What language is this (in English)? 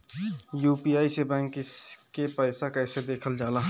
Bhojpuri